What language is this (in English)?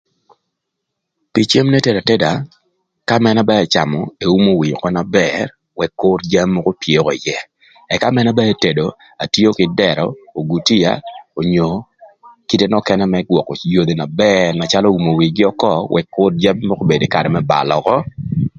Thur